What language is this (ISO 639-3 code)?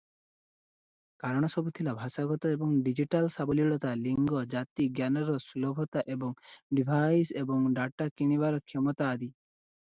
ori